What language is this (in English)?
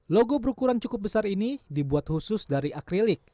Indonesian